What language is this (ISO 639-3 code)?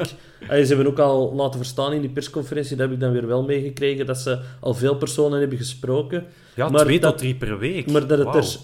nld